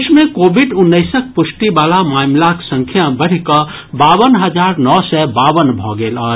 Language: Maithili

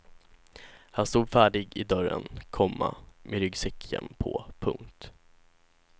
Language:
Swedish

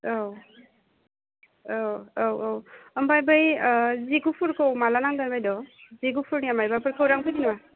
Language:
Bodo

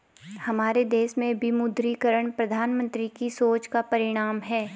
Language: Hindi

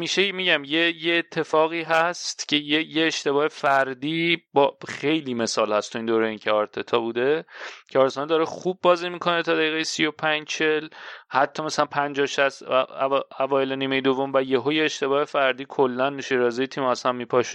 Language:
Persian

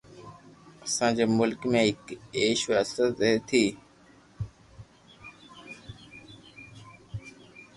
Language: Loarki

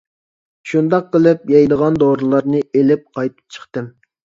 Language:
Uyghur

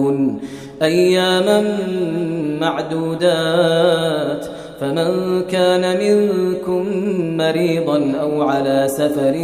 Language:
Arabic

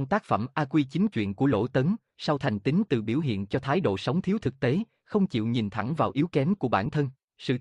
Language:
Vietnamese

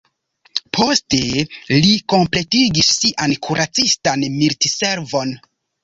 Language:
Esperanto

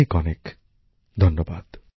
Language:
Bangla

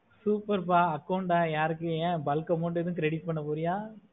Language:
Tamil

